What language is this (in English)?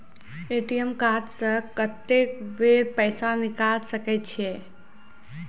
Maithili